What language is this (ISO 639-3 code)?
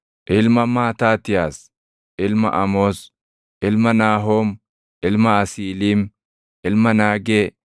orm